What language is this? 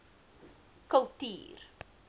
Afrikaans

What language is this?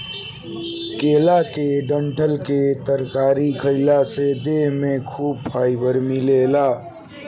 Bhojpuri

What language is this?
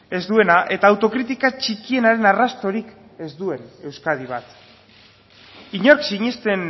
Basque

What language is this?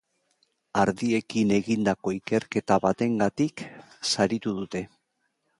Basque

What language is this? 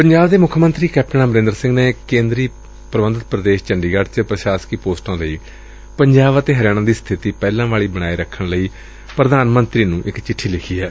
Punjabi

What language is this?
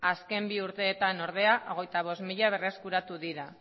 Basque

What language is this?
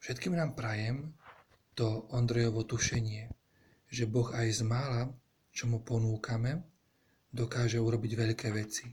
Slovak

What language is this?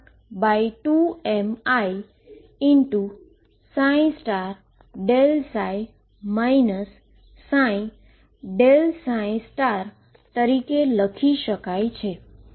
Gujarati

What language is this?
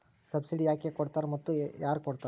Kannada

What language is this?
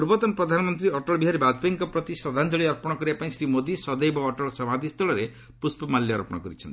Odia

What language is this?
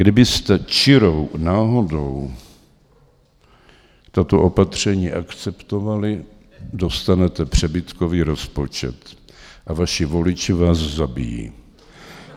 Czech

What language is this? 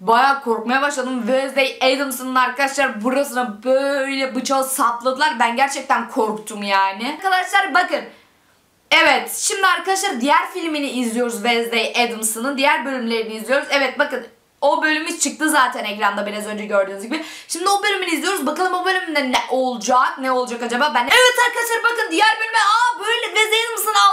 Turkish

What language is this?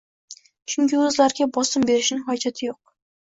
Uzbek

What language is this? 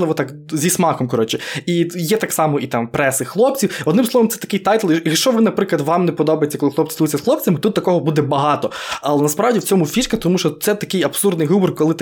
Ukrainian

